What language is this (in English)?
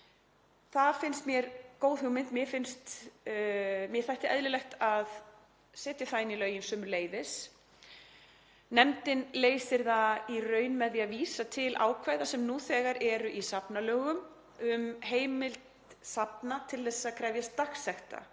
Icelandic